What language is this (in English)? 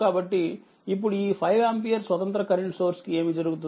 Telugu